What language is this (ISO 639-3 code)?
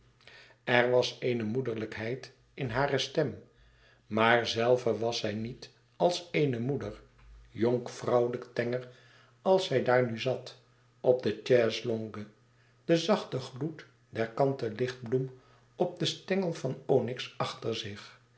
nld